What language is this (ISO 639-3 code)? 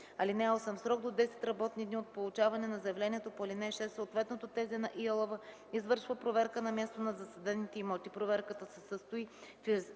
bul